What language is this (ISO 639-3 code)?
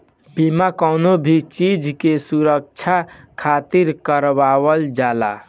bho